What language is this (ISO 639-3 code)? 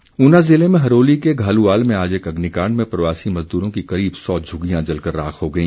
hin